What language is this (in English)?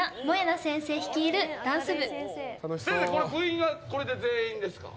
Japanese